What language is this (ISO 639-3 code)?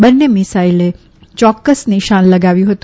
guj